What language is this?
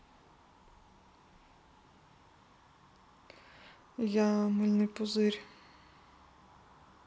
Russian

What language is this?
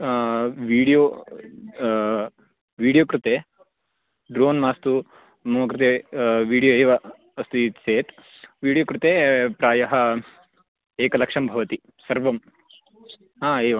Sanskrit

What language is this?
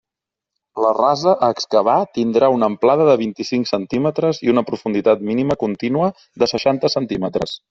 Catalan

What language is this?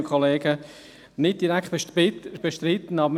Swiss German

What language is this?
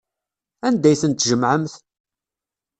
Kabyle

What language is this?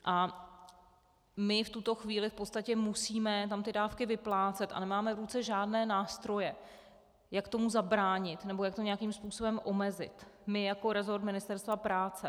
Czech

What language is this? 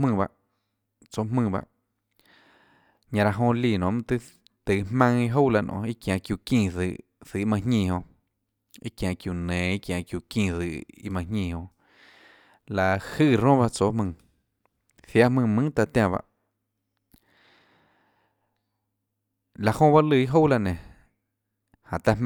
Tlacoatzintepec Chinantec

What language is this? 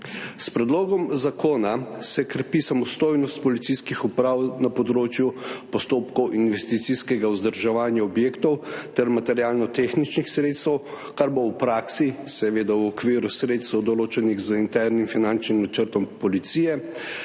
Slovenian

